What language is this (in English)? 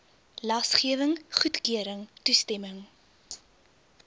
Afrikaans